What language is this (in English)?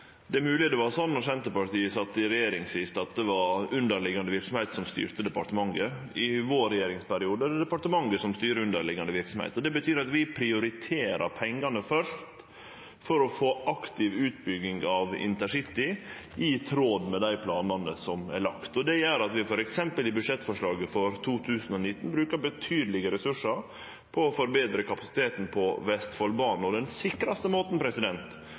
Norwegian